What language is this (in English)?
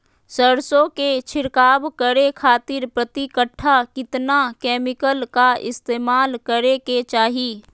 Magahi